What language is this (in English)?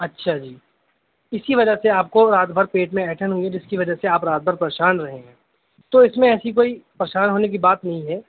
Urdu